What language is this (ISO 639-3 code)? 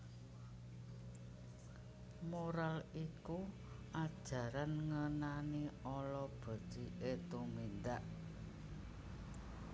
jav